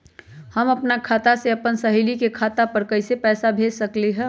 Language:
Magahi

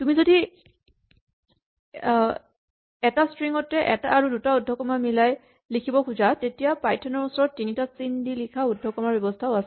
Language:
Assamese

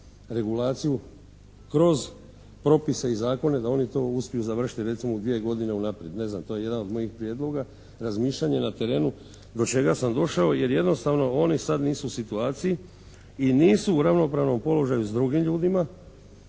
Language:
Croatian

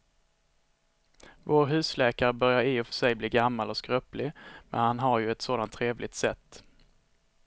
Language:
Swedish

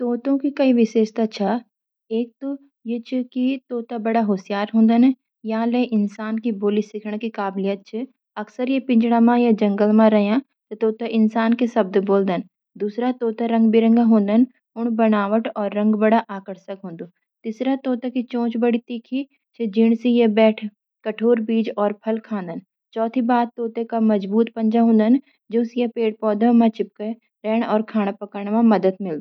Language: Garhwali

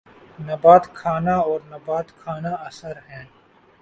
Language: Urdu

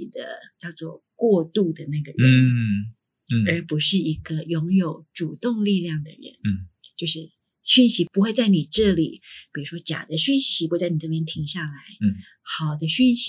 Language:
Chinese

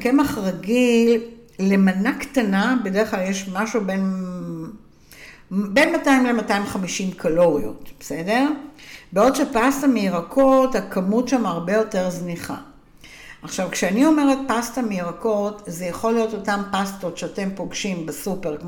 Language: Hebrew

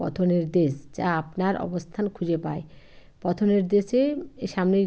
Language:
Bangla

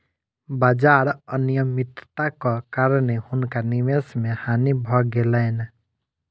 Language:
Maithili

